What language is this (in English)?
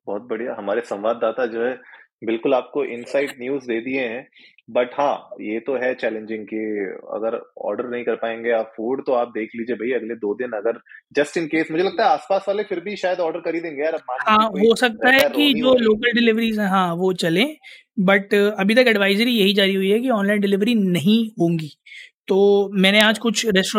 Hindi